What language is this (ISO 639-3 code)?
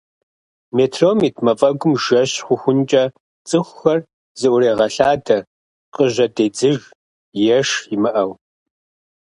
kbd